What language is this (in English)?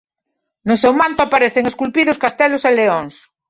Galician